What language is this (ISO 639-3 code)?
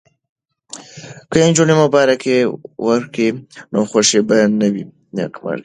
pus